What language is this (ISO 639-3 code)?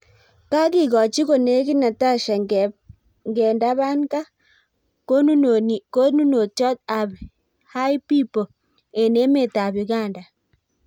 kln